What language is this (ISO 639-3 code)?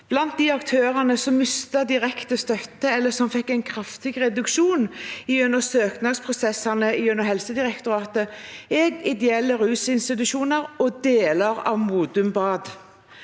nor